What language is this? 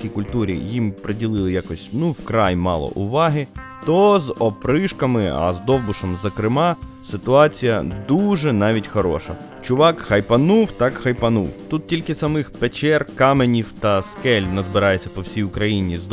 Ukrainian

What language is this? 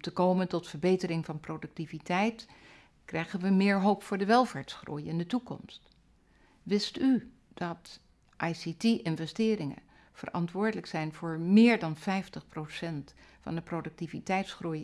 Dutch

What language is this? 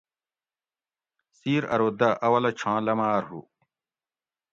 Gawri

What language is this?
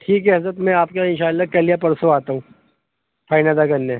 Urdu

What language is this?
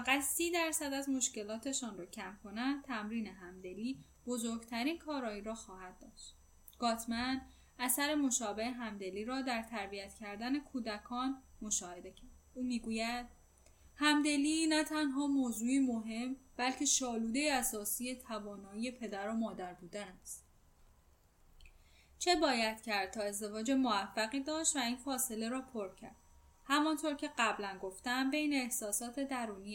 Persian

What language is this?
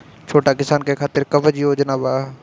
Bhojpuri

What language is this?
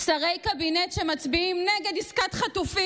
Hebrew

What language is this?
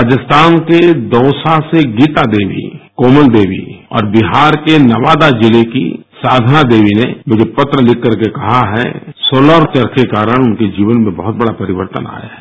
Hindi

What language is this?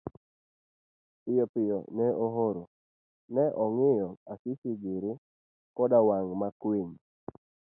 Luo (Kenya and Tanzania)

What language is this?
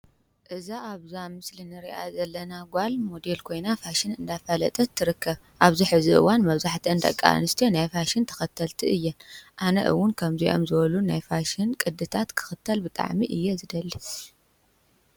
Tigrinya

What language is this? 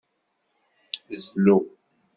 Kabyle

